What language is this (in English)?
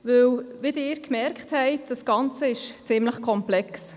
Swiss German